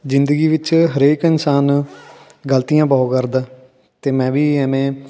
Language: Punjabi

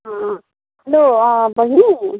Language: Nepali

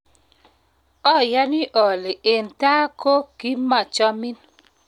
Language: Kalenjin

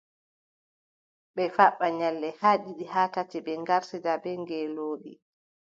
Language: Adamawa Fulfulde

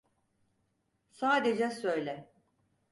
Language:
Turkish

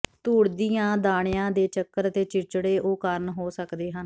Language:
Punjabi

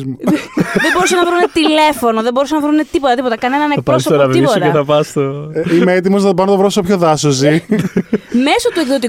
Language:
Greek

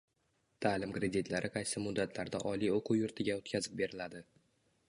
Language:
Uzbek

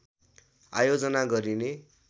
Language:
Nepali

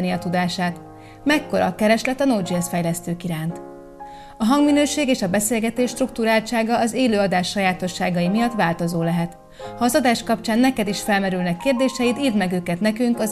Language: Hungarian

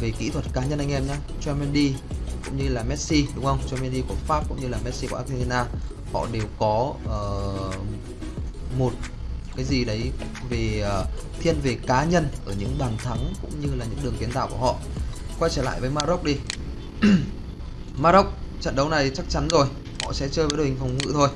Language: Vietnamese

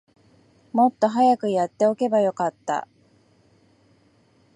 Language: Japanese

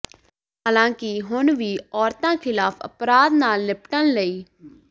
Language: Punjabi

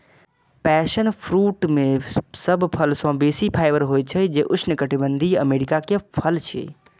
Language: Maithili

